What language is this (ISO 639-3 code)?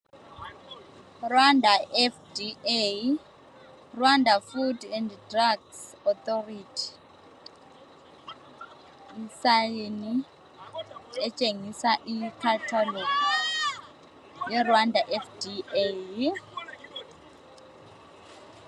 nde